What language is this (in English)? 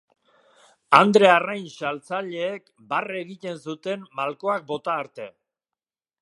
Basque